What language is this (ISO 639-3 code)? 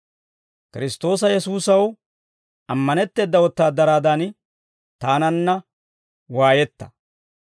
dwr